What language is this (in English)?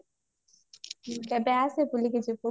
Odia